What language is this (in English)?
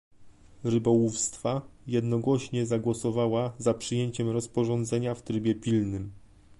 Polish